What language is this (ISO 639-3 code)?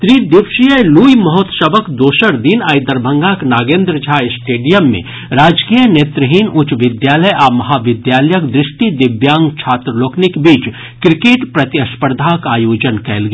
mai